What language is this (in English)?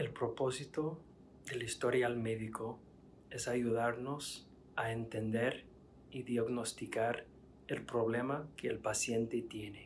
Spanish